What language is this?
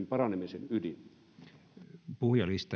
Finnish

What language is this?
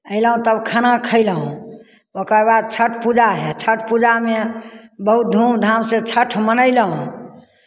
Maithili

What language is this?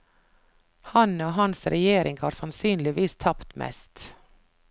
Norwegian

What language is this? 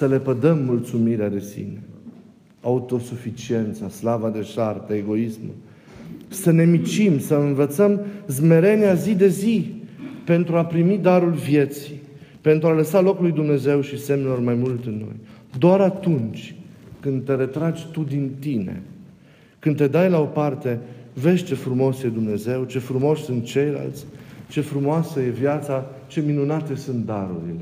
Romanian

